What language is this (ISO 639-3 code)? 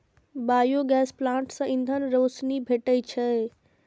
mai